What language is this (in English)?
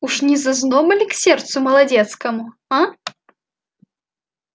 Russian